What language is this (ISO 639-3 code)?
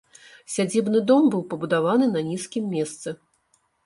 bel